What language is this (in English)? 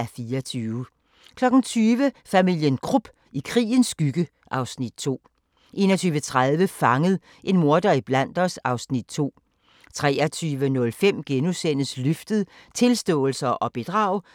Danish